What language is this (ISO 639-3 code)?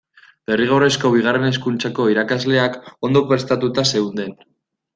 eus